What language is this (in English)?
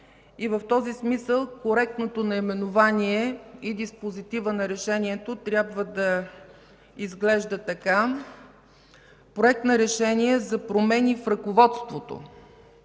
Bulgarian